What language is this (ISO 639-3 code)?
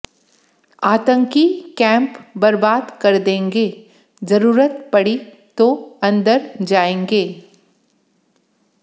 hin